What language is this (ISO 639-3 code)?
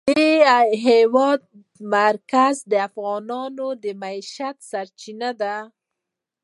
pus